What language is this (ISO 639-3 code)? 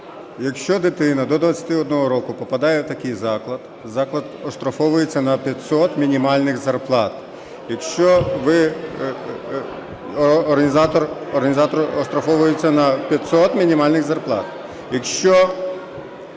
ukr